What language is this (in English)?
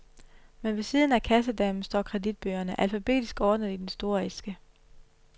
Danish